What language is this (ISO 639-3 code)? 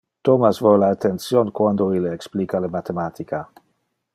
ina